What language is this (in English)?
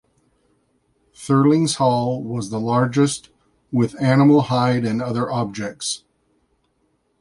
English